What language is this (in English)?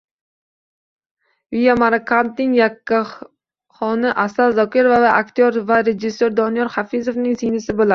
Uzbek